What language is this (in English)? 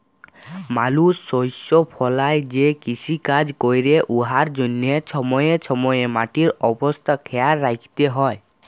Bangla